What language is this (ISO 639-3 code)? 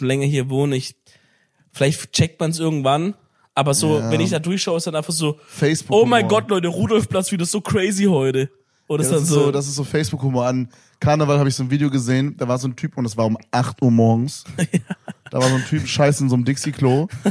deu